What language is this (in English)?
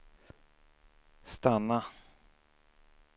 Swedish